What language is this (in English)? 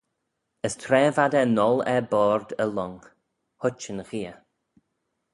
Manx